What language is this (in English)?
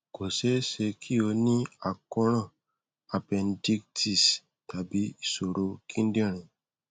Yoruba